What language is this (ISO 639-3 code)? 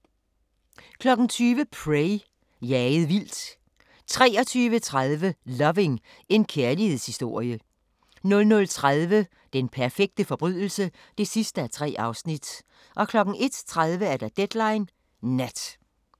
dan